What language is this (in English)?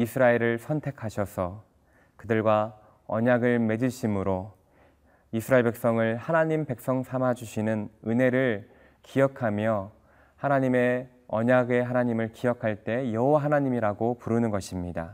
Korean